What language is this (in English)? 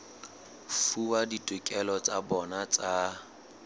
Southern Sotho